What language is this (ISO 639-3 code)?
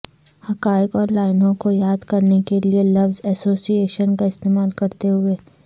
urd